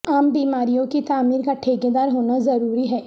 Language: Urdu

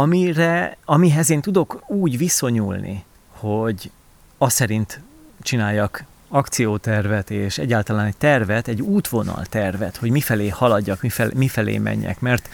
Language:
Hungarian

